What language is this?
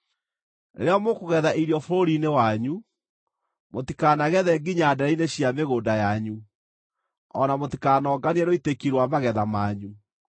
Kikuyu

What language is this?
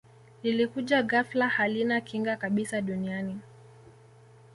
Swahili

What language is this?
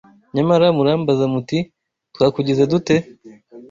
Kinyarwanda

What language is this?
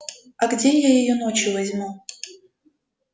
Russian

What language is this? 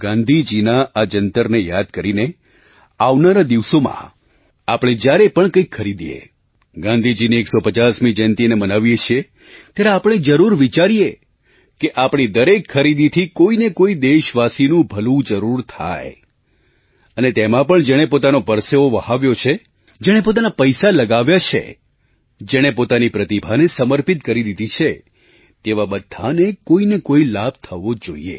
Gujarati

